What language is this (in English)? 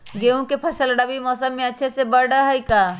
Magahi